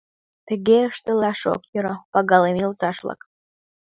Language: Mari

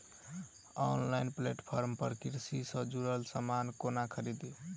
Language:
Maithili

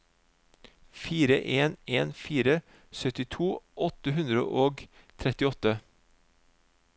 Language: Norwegian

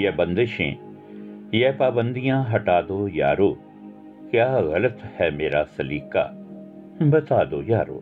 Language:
Punjabi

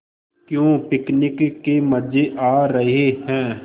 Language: Hindi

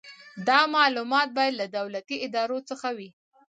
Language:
Pashto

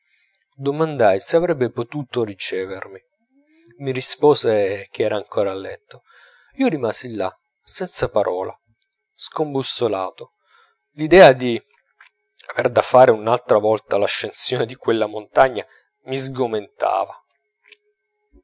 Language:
Italian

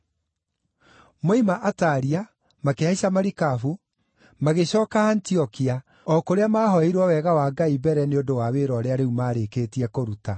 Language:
Kikuyu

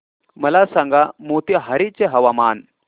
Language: Marathi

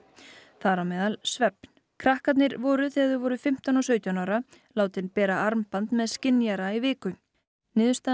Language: Icelandic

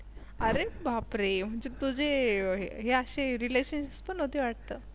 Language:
Marathi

